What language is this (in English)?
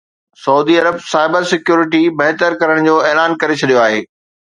Sindhi